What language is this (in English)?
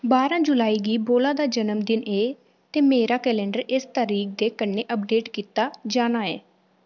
Dogri